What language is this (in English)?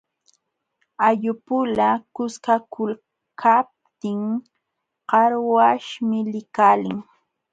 Jauja Wanca Quechua